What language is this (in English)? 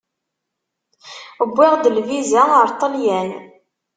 Kabyle